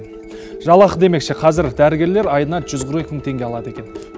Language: Kazakh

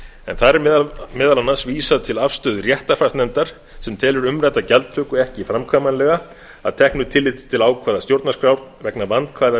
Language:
Icelandic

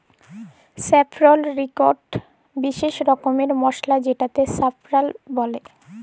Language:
Bangla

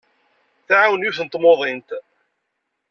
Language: Kabyle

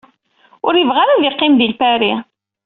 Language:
Kabyle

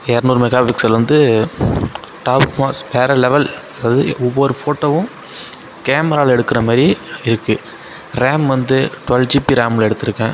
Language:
Tamil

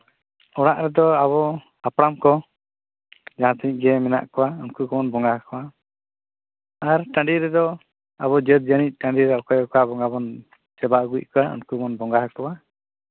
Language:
Santali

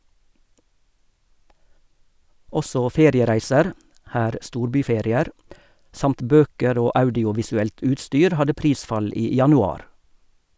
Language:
Norwegian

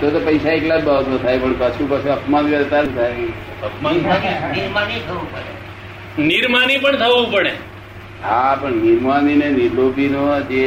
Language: Gujarati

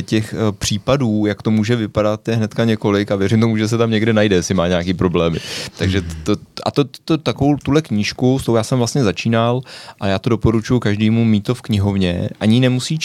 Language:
Czech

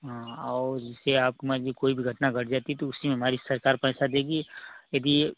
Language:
Hindi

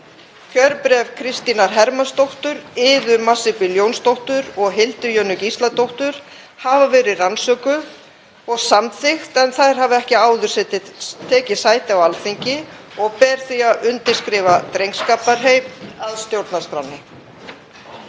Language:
Icelandic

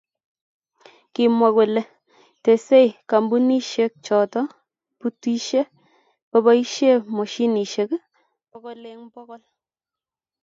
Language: Kalenjin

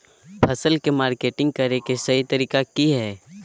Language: Magahi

